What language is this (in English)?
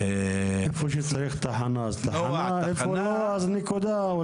Hebrew